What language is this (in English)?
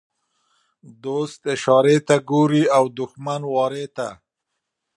Pashto